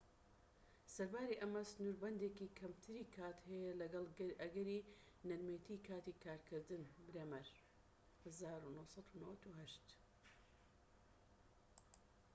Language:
Central Kurdish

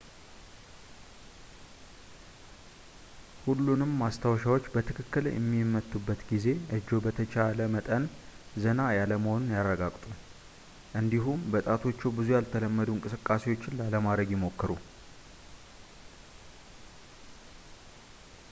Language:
Amharic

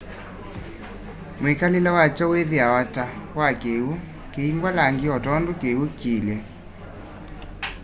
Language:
Kamba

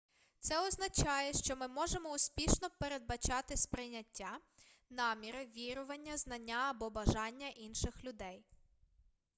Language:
Ukrainian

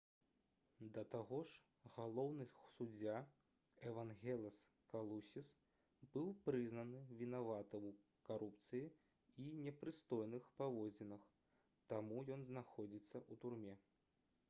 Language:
Belarusian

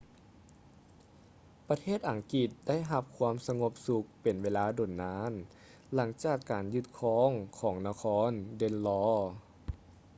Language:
Lao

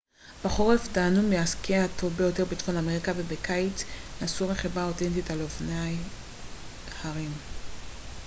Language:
Hebrew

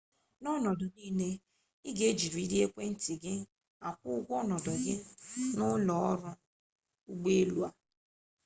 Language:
Igbo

